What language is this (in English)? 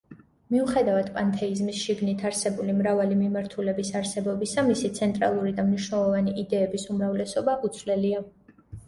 Georgian